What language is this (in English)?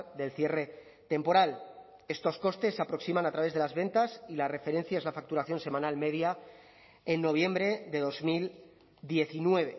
Spanish